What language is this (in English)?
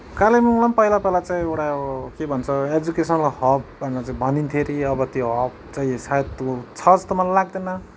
Nepali